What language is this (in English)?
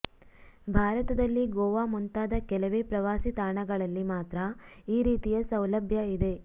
Kannada